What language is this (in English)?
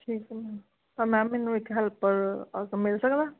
Punjabi